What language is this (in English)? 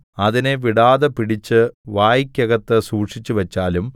Malayalam